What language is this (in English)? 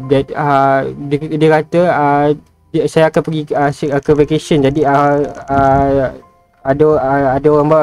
Malay